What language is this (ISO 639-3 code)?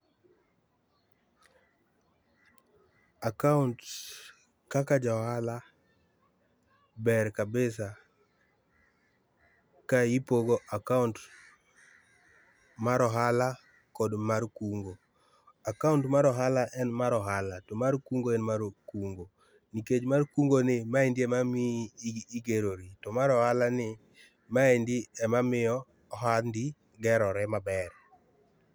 luo